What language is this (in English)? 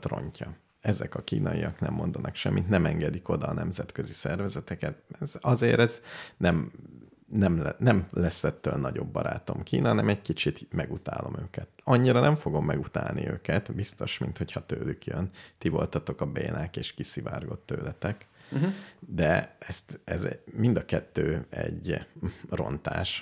Hungarian